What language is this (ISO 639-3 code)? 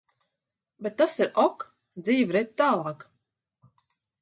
lav